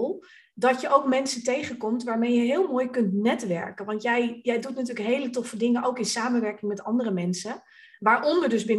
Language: Dutch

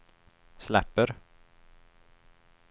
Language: Swedish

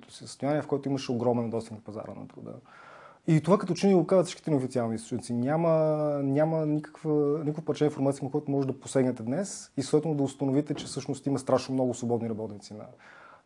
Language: Bulgarian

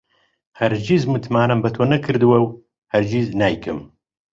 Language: Central Kurdish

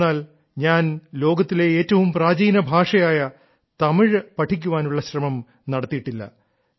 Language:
Malayalam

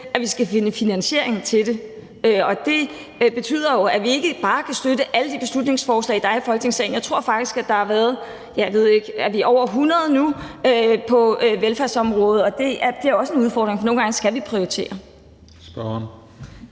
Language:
Danish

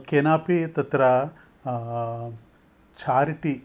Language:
Sanskrit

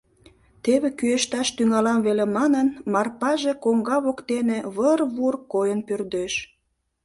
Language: Mari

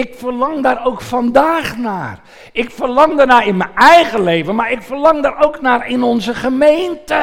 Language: Dutch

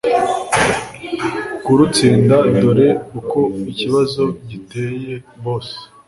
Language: Kinyarwanda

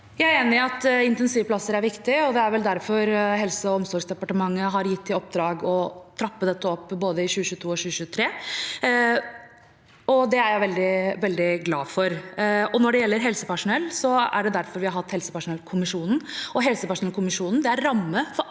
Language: Norwegian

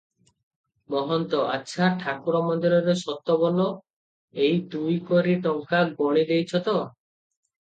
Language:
Odia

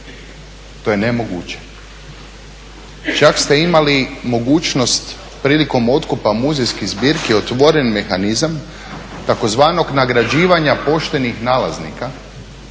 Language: Croatian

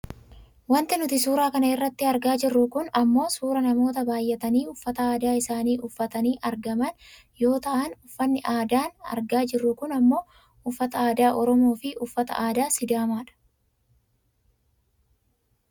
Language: Oromo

